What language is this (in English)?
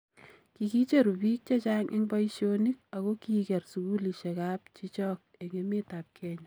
Kalenjin